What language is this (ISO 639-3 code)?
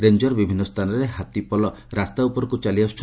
ori